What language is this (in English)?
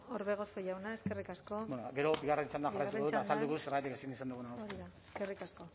Basque